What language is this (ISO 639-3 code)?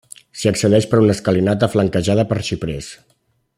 cat